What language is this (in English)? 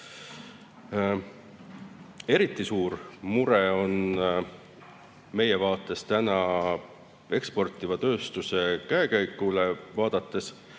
Estonian